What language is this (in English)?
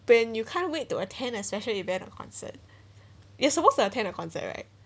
English